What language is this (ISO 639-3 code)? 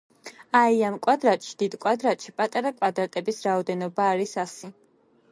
kat